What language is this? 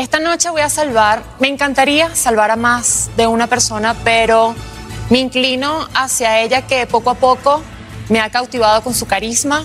Spanish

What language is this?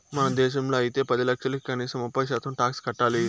Telugu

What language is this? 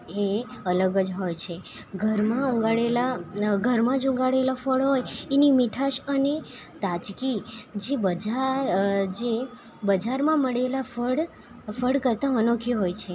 Gujarati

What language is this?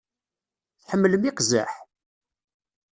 Kabyle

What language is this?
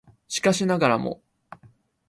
Japanese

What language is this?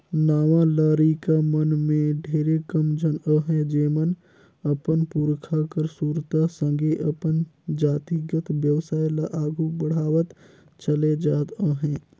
Chhattisgarhi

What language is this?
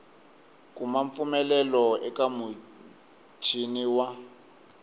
Tsonga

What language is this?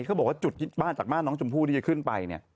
Thai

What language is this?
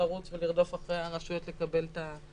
Hebrew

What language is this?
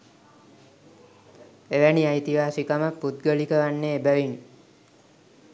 Sinhala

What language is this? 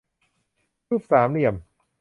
Thai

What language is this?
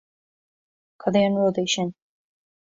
Irish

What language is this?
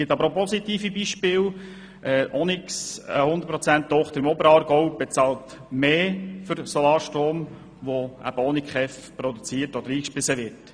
Swiss German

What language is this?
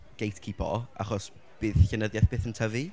Welsh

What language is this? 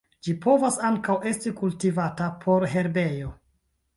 Esperanto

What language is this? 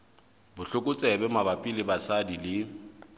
Southern Sotho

